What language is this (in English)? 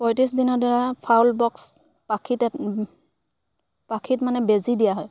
Assamese